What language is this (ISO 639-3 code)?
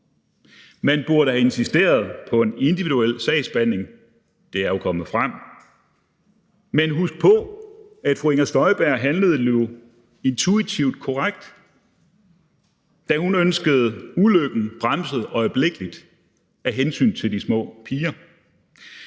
dan